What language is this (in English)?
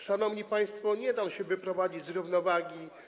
Polish